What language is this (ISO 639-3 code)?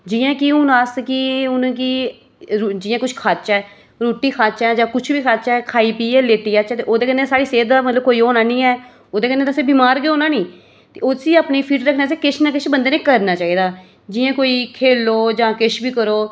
doi